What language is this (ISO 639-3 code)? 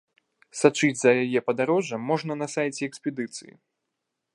bel